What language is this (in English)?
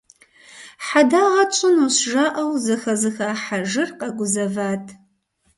Kabardian